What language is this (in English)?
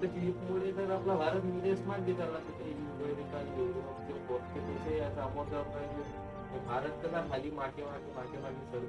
Marathi